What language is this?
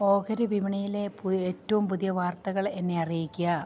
Malayalam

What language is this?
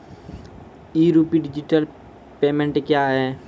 Maithili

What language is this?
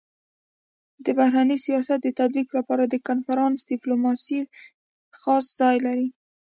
Pashto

